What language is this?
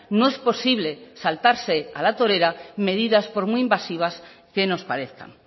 Spanish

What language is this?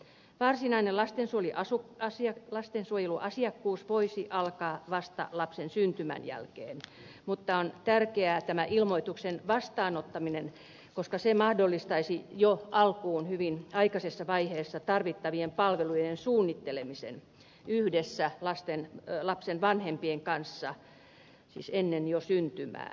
Finnish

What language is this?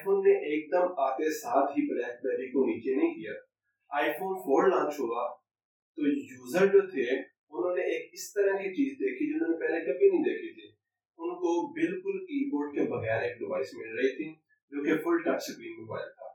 Urdu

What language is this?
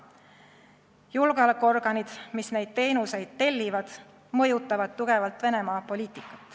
Estonian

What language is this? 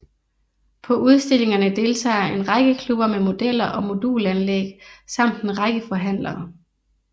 Danish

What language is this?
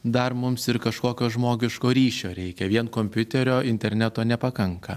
Lithuanian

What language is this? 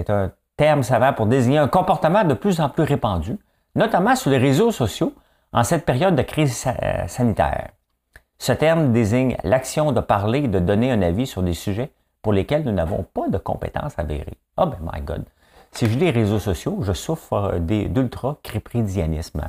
French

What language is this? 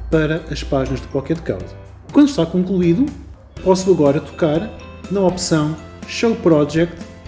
Portuguese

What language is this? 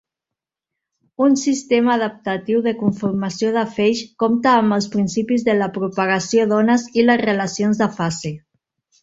Catalan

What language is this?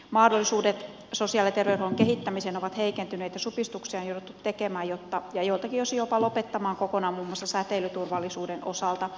Finnish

